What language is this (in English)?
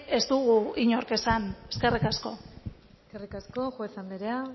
Basque